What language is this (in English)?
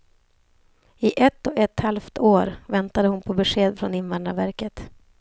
Swedish